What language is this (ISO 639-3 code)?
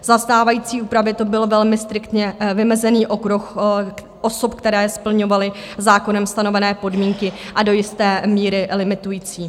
ces